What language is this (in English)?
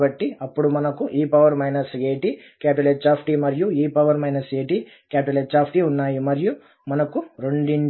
Telugu